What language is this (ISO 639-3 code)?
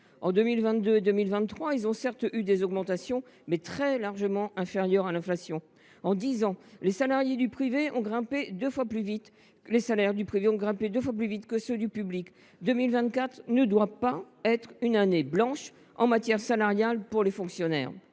fra